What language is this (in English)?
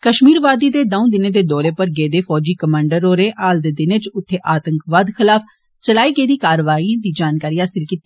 Dogri